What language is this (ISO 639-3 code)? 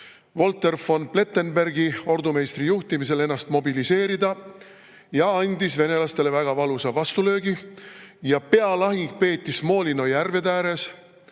est